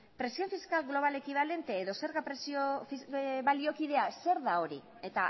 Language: Basque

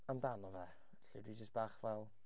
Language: Welsh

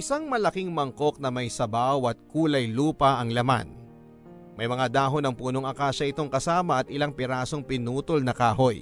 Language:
Filipino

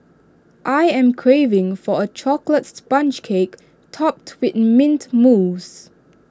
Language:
English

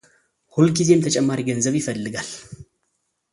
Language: Amharic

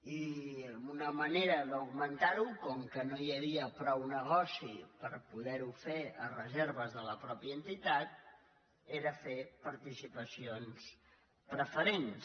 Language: Catalan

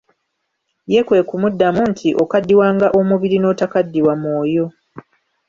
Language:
Ganda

